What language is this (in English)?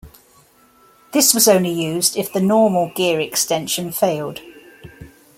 English